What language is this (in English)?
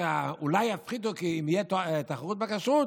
Hebrew